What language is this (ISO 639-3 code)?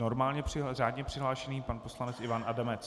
ces